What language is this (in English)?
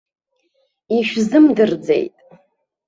Abkhazian